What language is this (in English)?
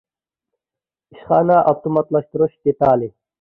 Uyghur